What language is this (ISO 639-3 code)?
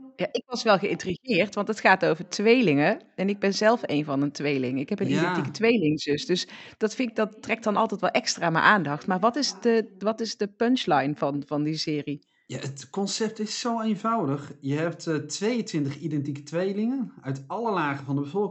nld